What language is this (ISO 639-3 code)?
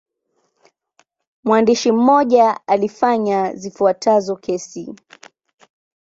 swa